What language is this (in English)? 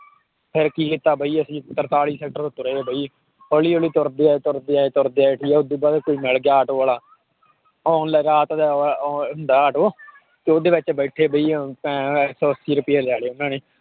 Punjabi